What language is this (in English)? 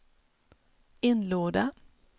Swedish